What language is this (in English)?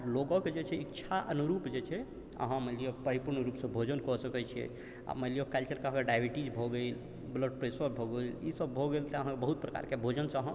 Maithili